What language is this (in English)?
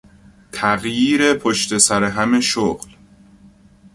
Persian